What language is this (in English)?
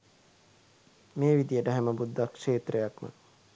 Sinhala